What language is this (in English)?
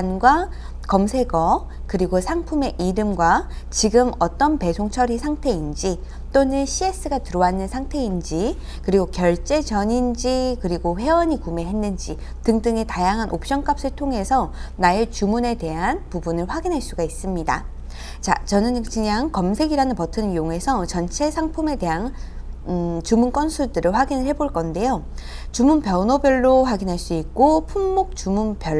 Korean